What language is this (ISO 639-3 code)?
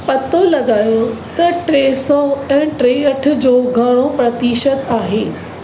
snd